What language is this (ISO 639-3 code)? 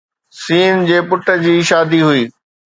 snd